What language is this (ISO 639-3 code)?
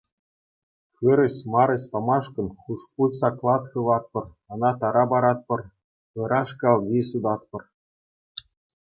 chv